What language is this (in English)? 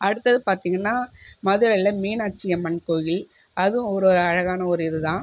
Tamil